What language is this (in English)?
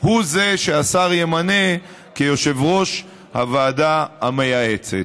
Hebrew